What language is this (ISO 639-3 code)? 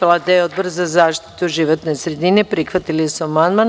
srp